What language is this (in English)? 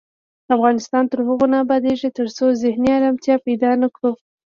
Pashto